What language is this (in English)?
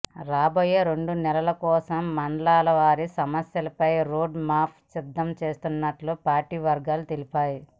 Telugu